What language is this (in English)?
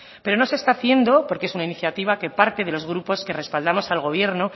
Spanish